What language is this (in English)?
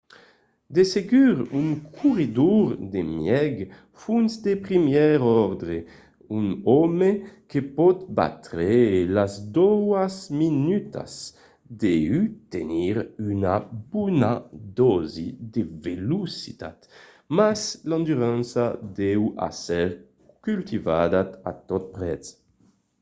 Occitan